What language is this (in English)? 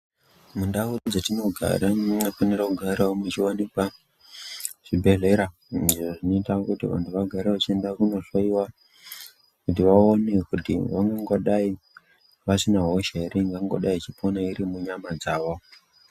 Ndau